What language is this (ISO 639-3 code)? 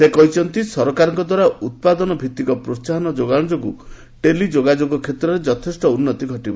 ori